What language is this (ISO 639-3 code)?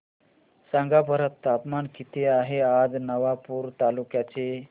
mar